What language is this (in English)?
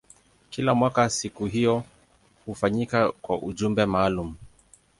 Swahili